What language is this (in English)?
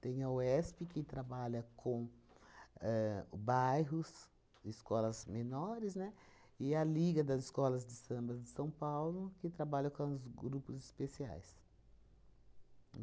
Portuguese